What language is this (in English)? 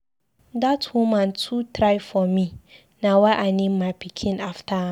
Nigerian Pidgin